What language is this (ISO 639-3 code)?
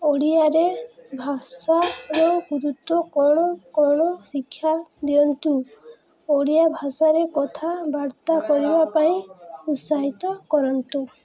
ori